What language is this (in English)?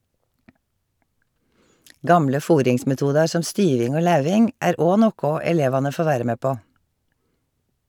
Norwegian